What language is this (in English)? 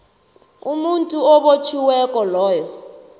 South Ndebele